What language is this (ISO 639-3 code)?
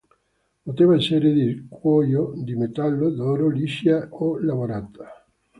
ita